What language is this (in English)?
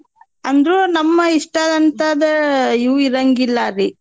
Kannada